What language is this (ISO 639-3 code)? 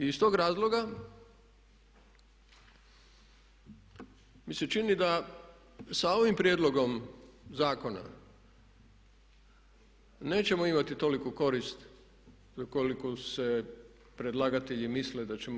hrv